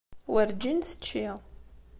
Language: Kabyle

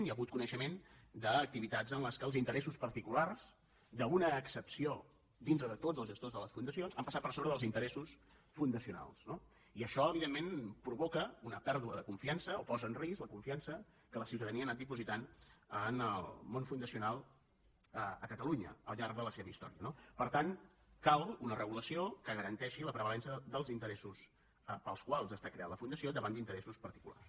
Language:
Catalan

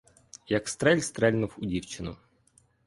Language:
Ukrainian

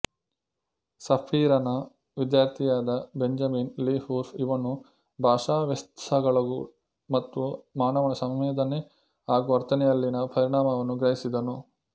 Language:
Kannada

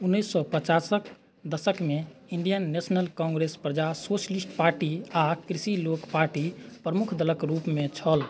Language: Maithili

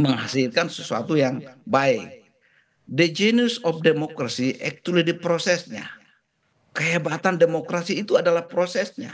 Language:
Indonesian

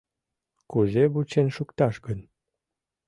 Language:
Mari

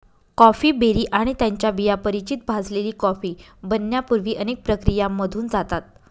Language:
Marathi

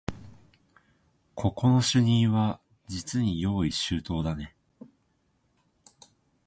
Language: Japanese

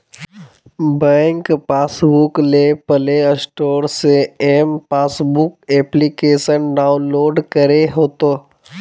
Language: Magahi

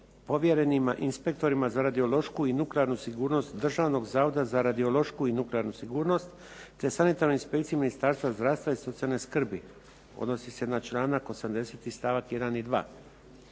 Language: Croatian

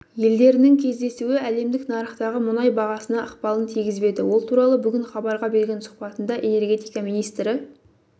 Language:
Kazakh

